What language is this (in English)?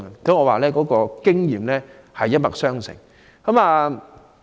Cantonese